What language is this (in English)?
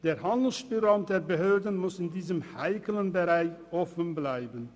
Swiss German